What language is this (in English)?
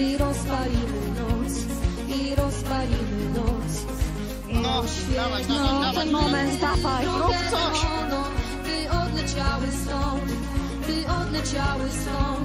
Polish